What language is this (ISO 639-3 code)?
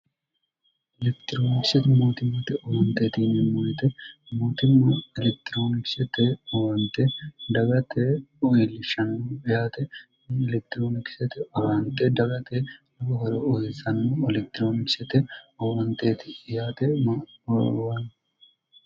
sid